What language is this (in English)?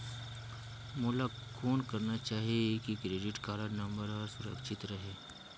Chhattisgarhi